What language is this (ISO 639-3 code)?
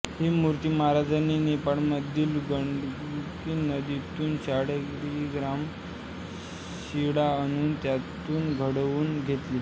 mar